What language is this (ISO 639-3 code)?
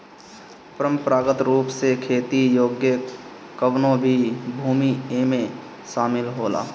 bho